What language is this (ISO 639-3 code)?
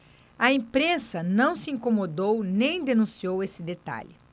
por